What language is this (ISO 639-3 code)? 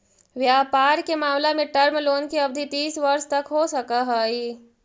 mag